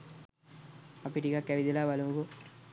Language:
Sinhala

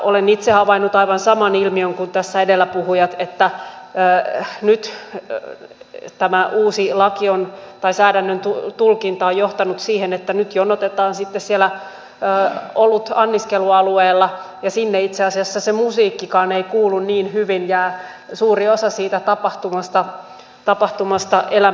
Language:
Finnish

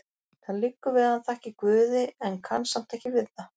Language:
Icelandic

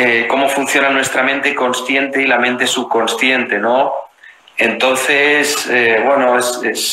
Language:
Spanish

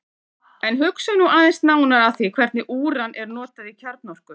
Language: Icelandic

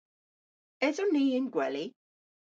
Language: Cornish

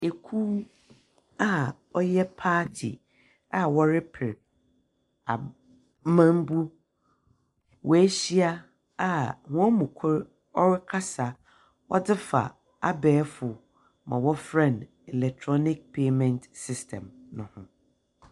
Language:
Akan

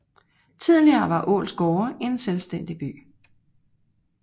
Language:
Danish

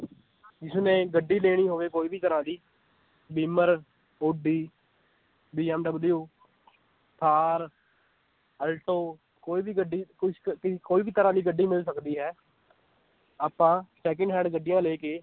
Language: Punjabi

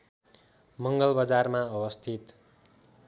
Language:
Nepali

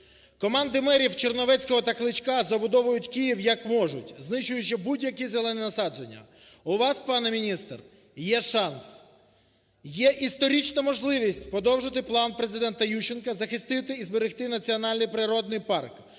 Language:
Ukrainian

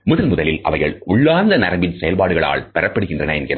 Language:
Tamil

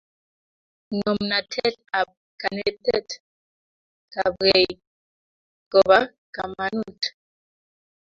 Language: Kalenjin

